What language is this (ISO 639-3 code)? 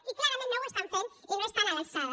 cat